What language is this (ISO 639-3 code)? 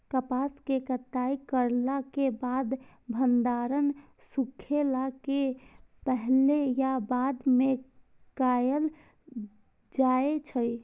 mai